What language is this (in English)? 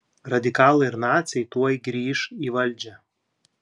Lithuanian